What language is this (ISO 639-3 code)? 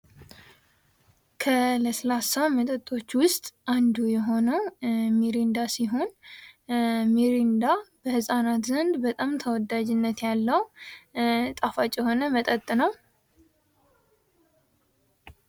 amh